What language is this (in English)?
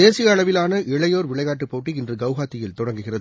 Tamil